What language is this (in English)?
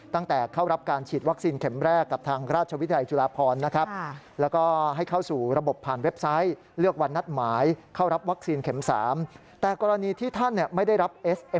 Thai